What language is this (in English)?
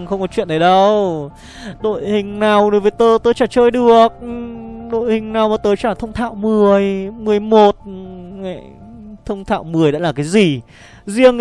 Vietnamese